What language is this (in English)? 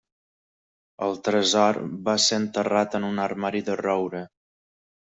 Catalan